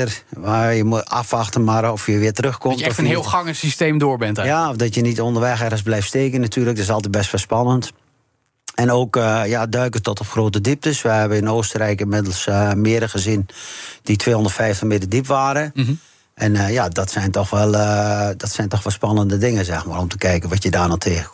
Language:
Dutch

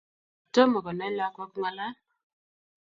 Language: Kalenjin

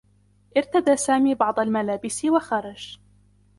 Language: Arabic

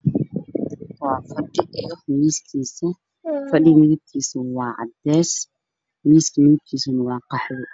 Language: Somali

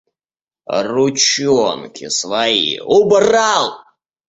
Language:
Russian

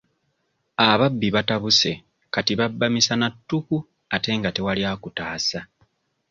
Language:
Ganda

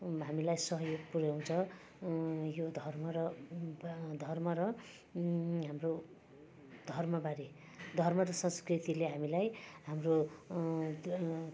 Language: Nepali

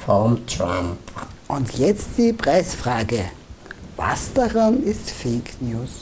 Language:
German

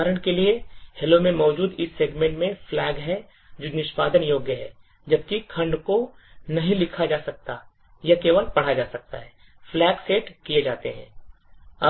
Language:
Hindi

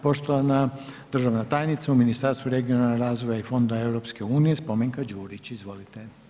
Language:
Croatian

